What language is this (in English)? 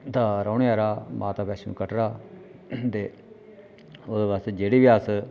Dogri